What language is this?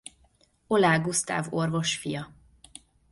Hungarian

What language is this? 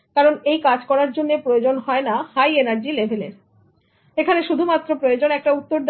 Bangla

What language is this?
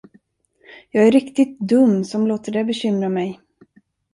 Swedish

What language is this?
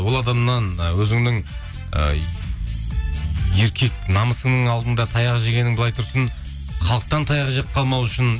Kazakh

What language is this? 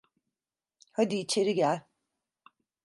Turkish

